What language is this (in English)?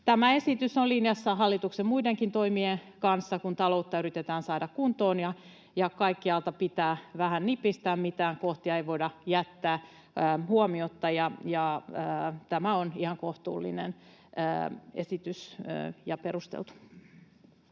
Finnish